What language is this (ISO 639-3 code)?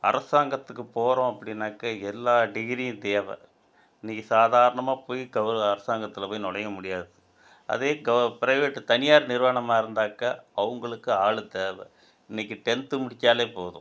tam